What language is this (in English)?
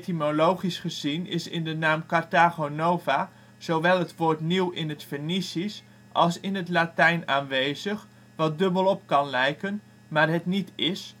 Dutch